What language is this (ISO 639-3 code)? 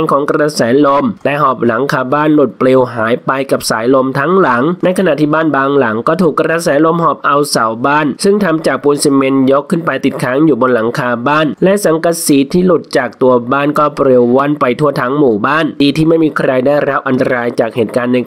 tha